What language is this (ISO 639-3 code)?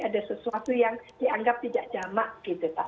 ind